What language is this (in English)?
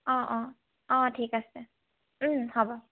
Assamese